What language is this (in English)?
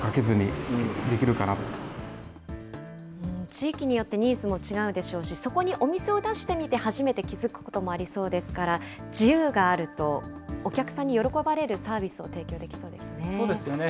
Japanese